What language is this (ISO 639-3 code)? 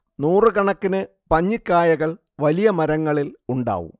mal